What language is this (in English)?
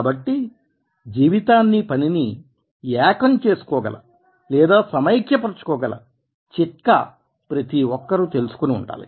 Telugu